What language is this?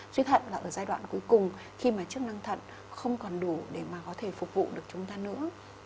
Vietnamese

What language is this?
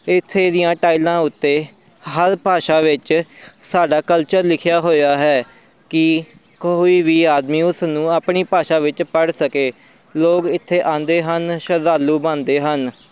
Punjabi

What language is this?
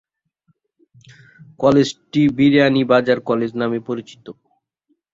Bangla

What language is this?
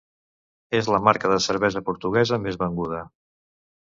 Catalan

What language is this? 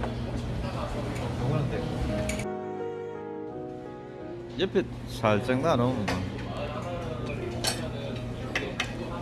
Korean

